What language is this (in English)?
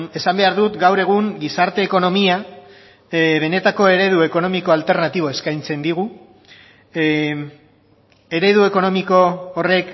Basque